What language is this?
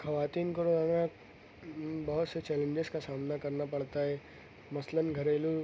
Urdu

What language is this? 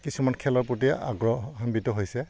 Assamese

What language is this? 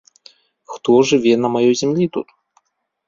Belarusian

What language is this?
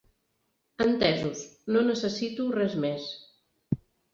Catalan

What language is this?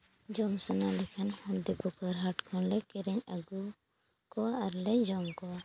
Santali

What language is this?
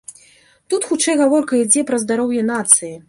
Belarusian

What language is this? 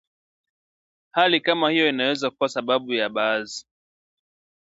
Swahili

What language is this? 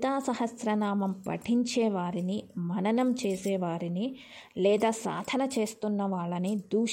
Telugu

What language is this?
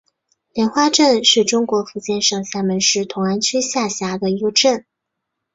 Chinese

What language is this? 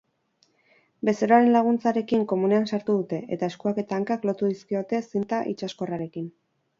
Basque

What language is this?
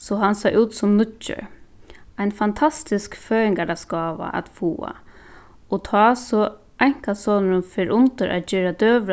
Faroese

